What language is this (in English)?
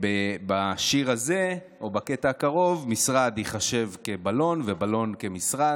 Hebrew